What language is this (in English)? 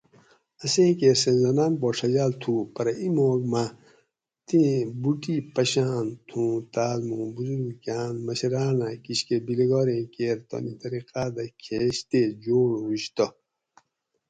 Gawri